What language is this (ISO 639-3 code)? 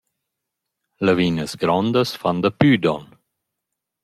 roh